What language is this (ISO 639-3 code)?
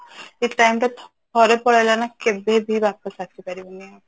ori